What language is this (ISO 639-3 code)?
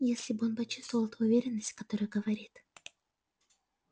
rus